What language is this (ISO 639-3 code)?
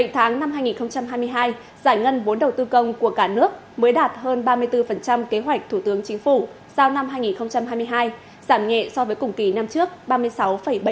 vie